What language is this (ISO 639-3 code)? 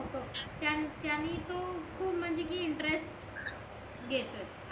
mar